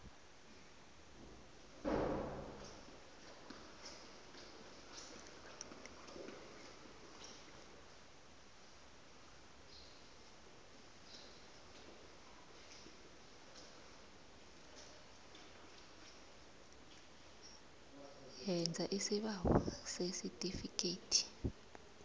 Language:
South Ndebele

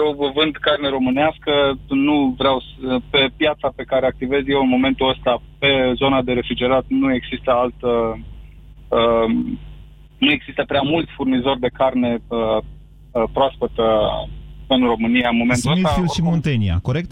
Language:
Romanian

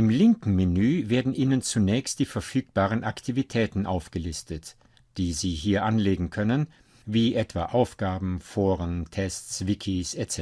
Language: German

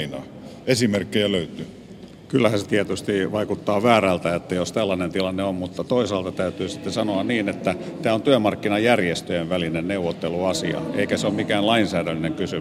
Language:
Finnish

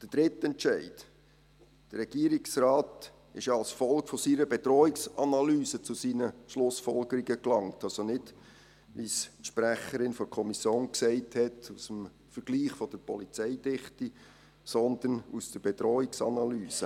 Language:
Swiss German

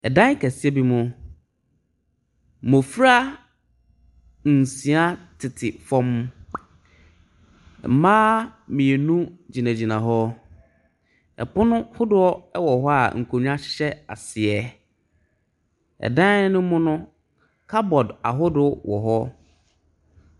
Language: Akan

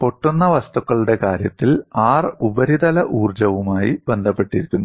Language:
Malayalam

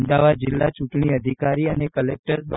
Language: Gujarati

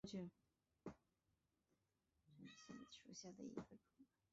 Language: Chinese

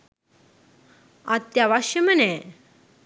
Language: Sinhala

